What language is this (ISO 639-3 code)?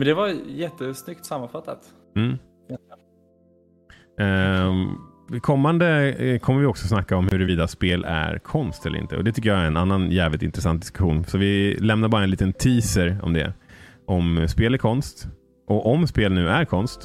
swe